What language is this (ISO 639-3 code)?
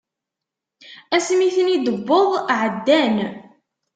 kab